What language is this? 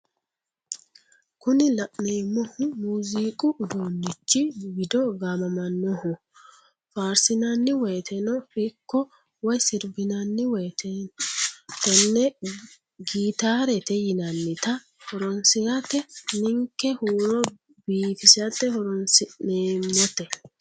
Sidamo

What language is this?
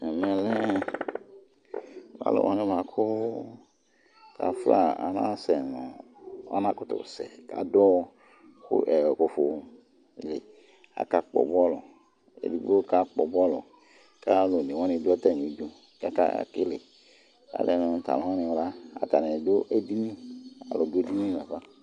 Ikposo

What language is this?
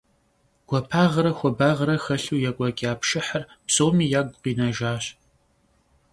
Kabardian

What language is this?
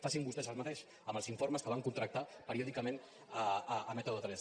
Catalan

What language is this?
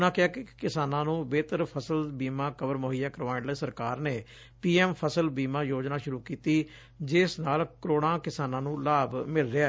Punjabi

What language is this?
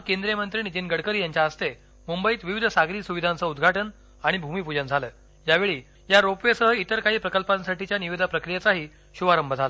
Marathi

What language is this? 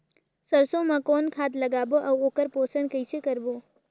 Chhattisgarhi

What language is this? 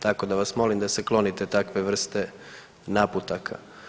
Croatian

